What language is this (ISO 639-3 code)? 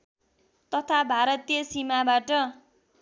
nep